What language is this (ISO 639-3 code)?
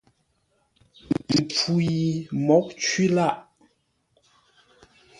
nla